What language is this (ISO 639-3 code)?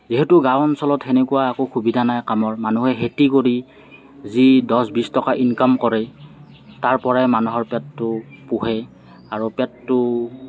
asm